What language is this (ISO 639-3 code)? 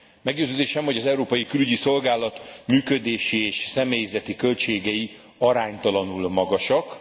hun